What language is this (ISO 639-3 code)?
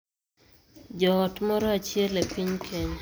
luo